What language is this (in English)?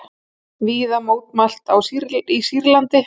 Icelandic